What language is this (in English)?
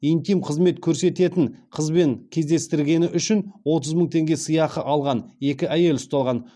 Kazakh